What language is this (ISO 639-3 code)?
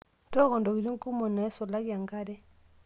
mas